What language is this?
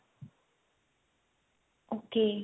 Punjabi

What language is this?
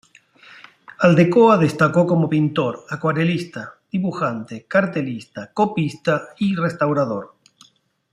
Spanish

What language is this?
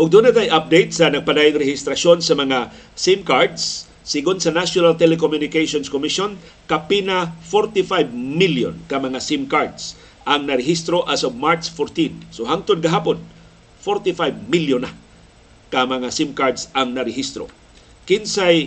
Filipino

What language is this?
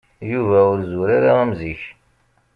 Kabyle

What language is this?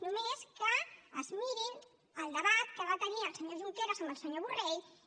Catalan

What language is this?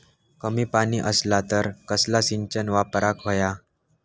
Marathi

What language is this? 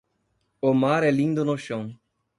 Portuguese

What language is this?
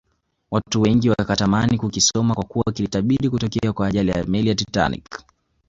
Swahili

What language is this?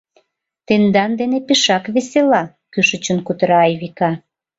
Mari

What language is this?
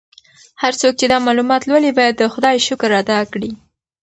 Pashto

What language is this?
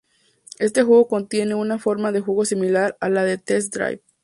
Spanish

